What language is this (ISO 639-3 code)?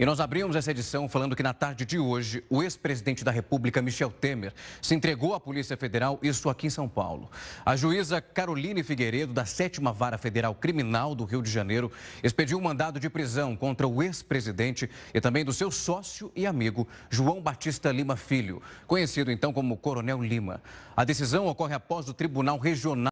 por